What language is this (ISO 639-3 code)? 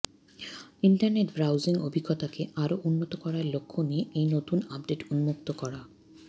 ben